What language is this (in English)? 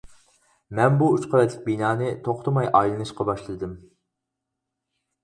Uyghur